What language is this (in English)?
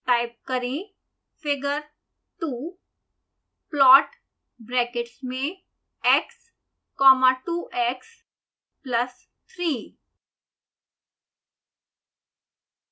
Hindi